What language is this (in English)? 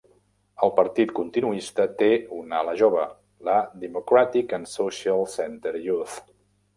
Catalan